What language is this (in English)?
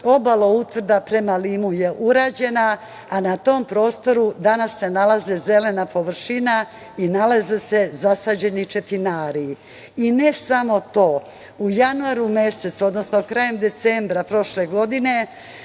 Serbian